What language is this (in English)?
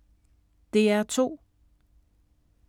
Danish